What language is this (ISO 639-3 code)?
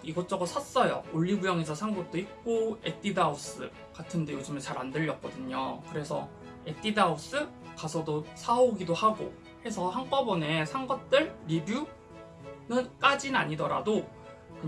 kor